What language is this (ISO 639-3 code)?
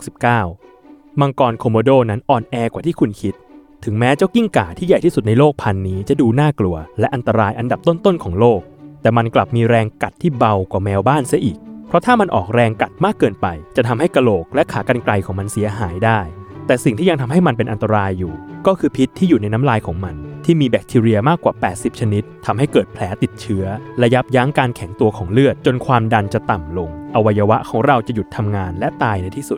tha